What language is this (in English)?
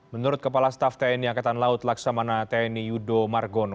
Indonesian